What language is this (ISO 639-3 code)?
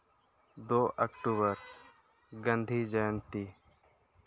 sat